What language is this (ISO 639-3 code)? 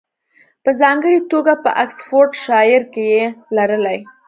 pus